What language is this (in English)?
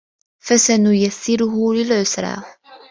Arabic